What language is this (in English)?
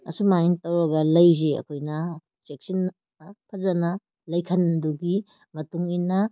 Manipuri